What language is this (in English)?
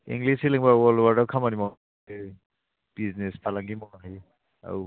Bodo